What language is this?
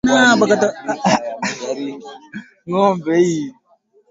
Swahili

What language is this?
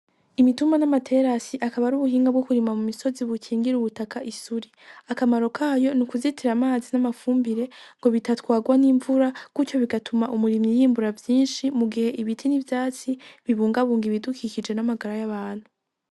Rundi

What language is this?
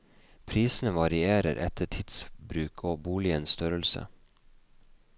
Norwegian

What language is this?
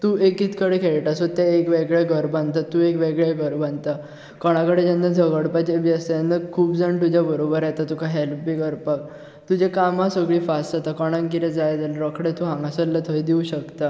Konkani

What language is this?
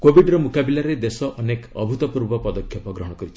Odia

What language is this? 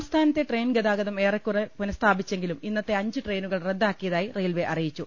Malayalam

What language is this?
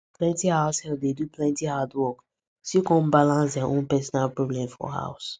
Nigerian Pidgin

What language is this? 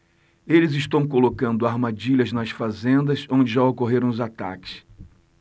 Portuguese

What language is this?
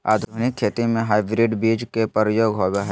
Magahi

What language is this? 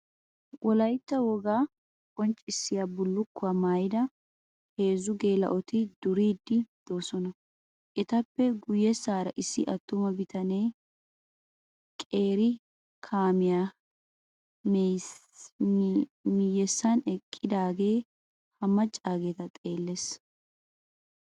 Wolaytta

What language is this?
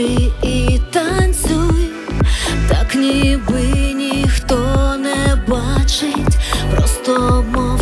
Ukrainian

